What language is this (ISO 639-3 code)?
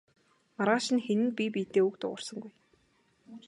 mon